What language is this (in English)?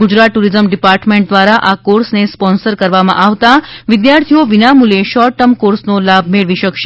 Gujarati